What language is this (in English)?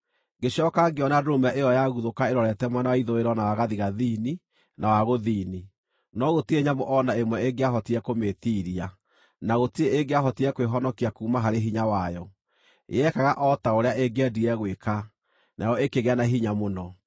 Kikuyu